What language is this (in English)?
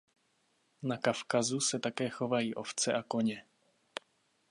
Czech